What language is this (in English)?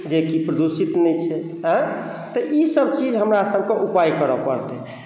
Maithili